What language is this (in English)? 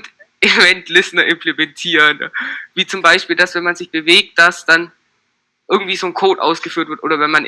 German